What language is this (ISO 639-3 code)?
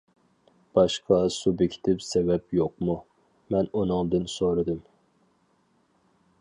uig